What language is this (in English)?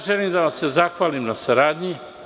Serbian